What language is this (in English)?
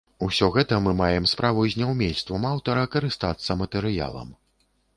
Belarusian